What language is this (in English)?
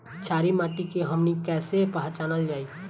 Bhojpuri